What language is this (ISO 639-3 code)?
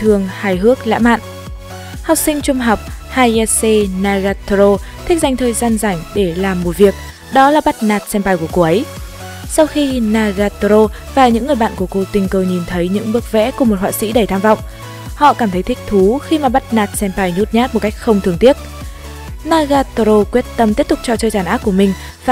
vie